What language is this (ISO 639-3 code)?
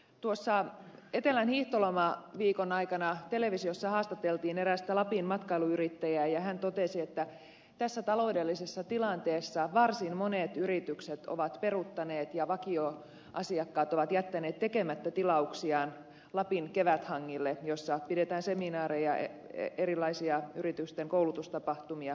fin